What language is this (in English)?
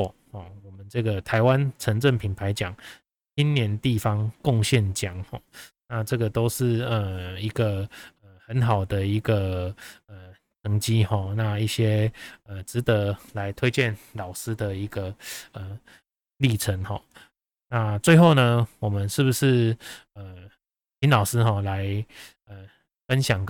Chinese